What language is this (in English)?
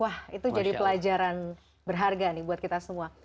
Indonesian